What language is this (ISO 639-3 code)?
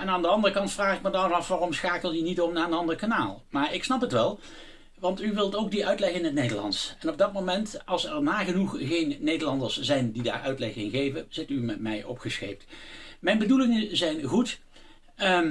nld